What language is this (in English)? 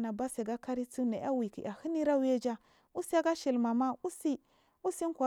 Marghi South